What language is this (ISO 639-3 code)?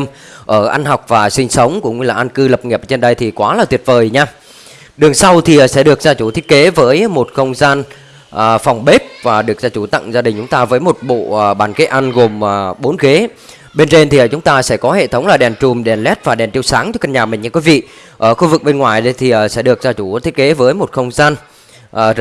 vie